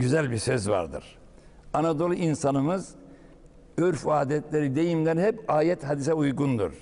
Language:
Turkish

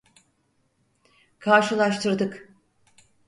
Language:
Turkish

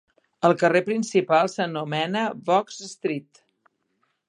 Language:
Catalan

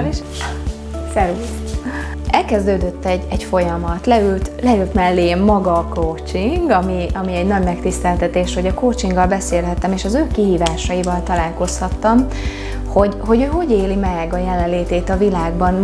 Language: Hungarian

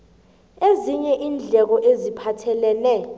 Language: South Ndebele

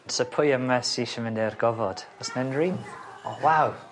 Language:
Welsh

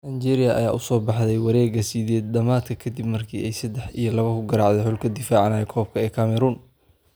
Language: Somali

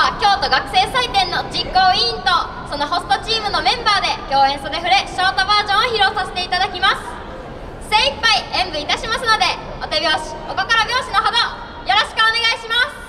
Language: Japanese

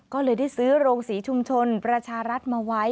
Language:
Thai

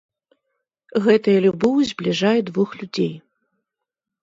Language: Belarusian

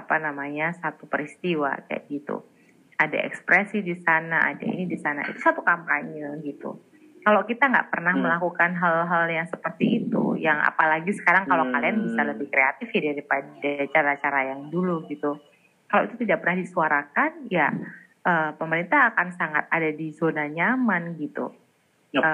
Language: Indonesian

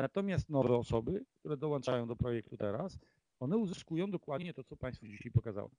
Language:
Polish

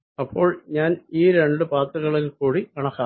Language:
Malayalam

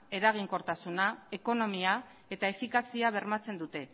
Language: Basque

